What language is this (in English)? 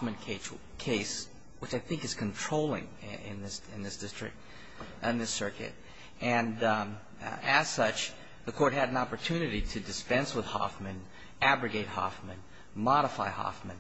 English